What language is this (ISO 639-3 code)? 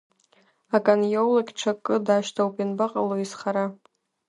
abk